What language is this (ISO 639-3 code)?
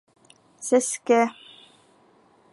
bak